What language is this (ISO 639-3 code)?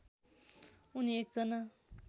nep